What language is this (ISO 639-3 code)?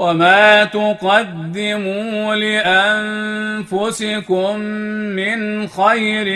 ara